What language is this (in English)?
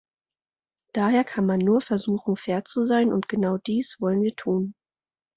German